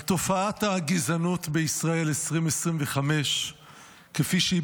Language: Hebrew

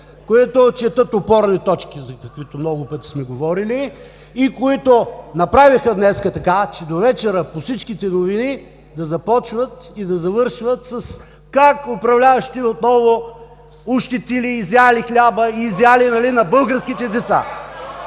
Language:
Bulgarian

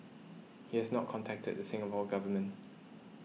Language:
English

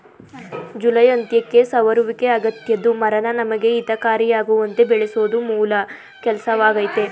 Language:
Kannada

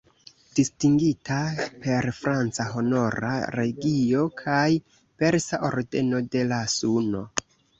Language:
Esperanto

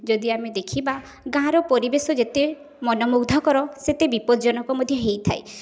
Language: Odia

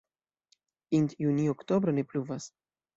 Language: Esperanto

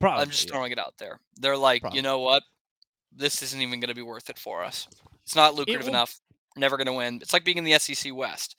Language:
English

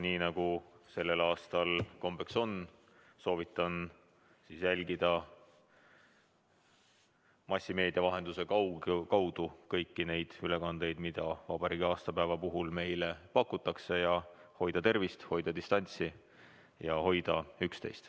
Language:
Estonian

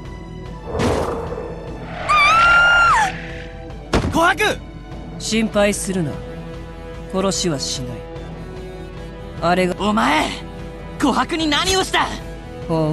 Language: Japanese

